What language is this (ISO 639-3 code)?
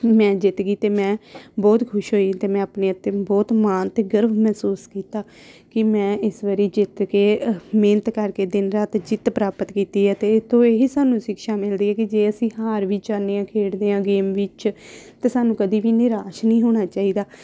pan